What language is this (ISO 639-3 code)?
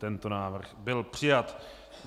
ces